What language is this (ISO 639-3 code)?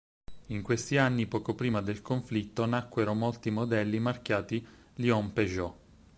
ita